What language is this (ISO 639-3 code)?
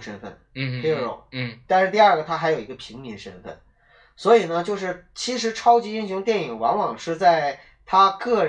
zho